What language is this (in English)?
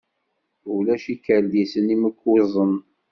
Kabyle